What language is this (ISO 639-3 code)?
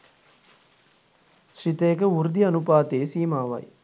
sin